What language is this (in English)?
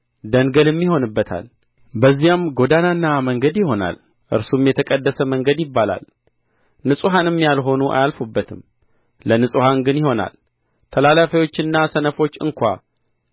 Amharic